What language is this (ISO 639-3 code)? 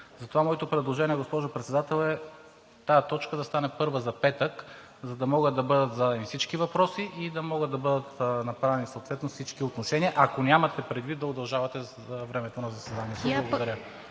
bul